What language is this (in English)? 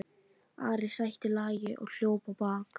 Icelandic